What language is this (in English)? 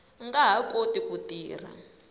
Tsonga